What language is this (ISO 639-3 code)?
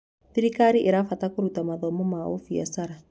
kik